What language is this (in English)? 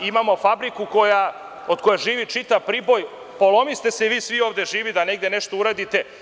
Serbian